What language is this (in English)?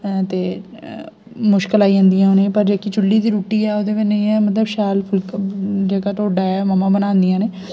Dogri